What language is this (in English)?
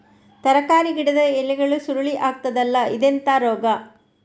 Kannada